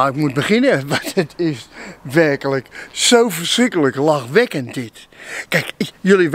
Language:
Dutch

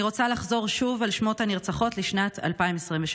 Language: Hebrew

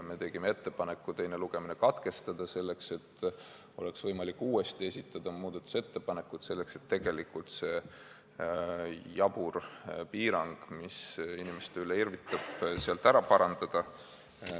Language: Estonian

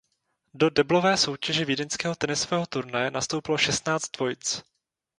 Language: Czech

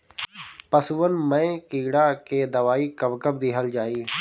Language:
Bhojpuri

